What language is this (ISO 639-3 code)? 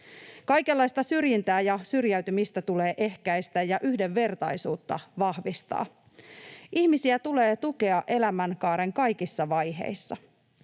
fin